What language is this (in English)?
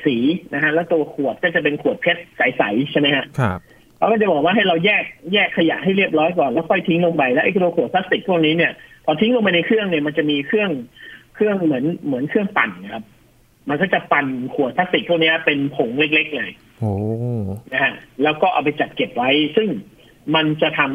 Thai